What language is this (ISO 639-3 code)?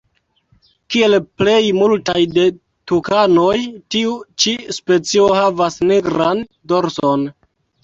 epo